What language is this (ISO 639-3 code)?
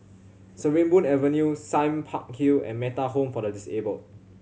eng